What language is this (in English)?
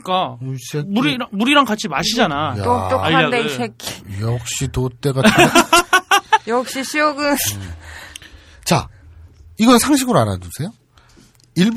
Korean